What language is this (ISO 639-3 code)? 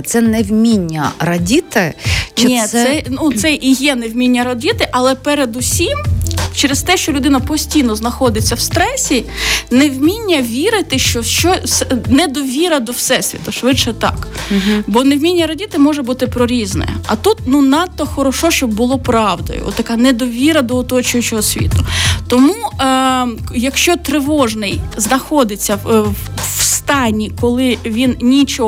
ukr